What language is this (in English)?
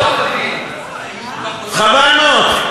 Hebrew